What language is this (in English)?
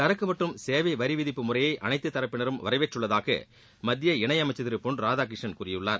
Tamil